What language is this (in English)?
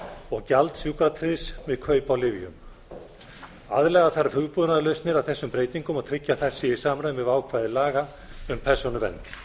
Icelandic